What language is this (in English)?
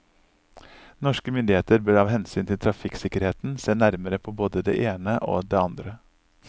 Norwegian